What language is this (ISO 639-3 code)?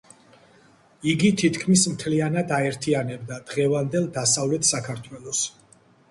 kat